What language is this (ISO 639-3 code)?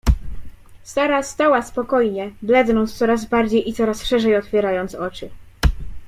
pol